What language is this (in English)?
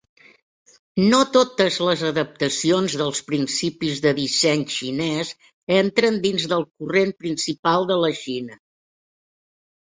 Catalan